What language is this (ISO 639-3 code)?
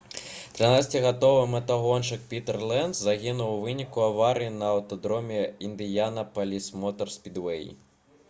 bel